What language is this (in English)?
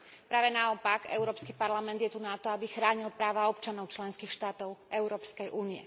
Slovak